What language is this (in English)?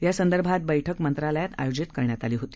Marathi